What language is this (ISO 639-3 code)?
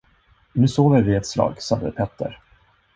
swe